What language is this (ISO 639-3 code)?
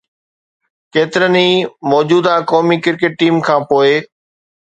snd